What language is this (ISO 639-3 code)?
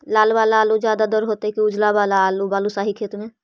mag